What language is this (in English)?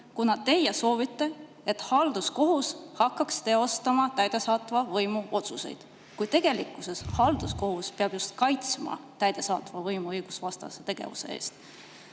Estonian